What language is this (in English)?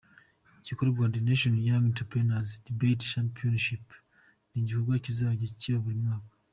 Kinyarwanda